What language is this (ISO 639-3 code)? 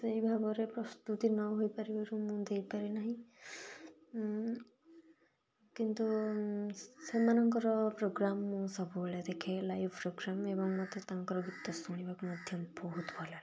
ori